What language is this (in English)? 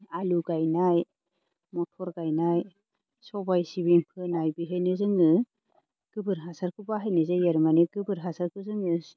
Bodo